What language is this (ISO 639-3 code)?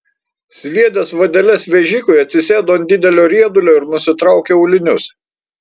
lit